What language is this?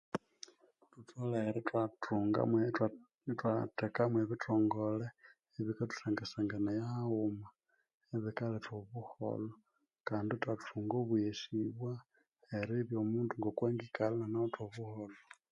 Konzo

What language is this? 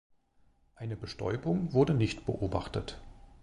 German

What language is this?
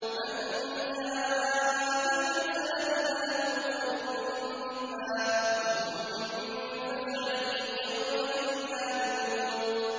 Arabic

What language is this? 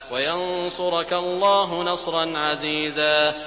Arabic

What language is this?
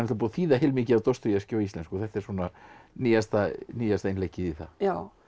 Icelandic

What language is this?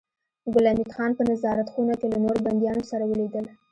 Pashto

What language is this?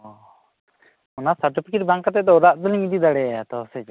Santali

